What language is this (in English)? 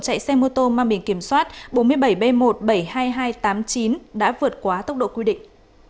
Vietnamese